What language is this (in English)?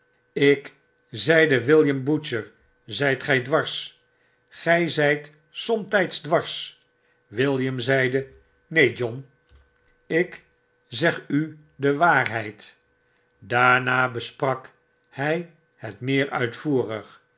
Dutch